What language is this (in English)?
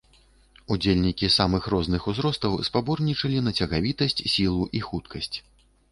Belarusian